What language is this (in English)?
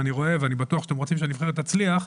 Hebrew